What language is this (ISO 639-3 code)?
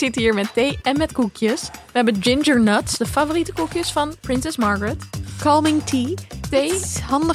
nld